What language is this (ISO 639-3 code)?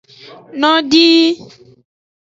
ajg